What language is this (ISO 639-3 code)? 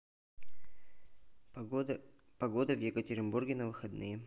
rus